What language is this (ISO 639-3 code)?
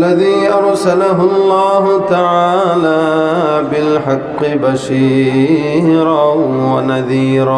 ara